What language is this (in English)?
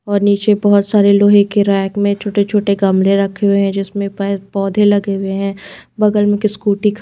Hindi